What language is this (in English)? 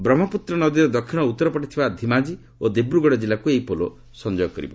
Odia